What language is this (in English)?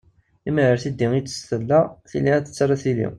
Kabyle